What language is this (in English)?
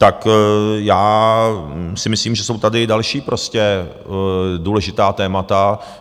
Czech